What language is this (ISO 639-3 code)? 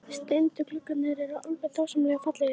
isl